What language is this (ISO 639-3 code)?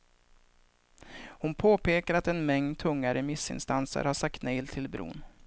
swe